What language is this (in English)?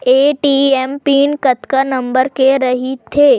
Chhattisgarhi